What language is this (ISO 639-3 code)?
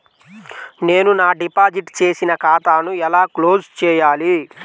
tel